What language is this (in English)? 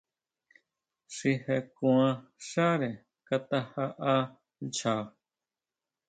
Huautla Mazatec